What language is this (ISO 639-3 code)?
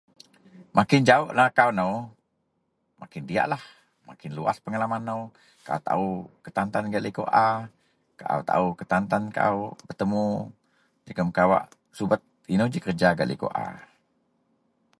mel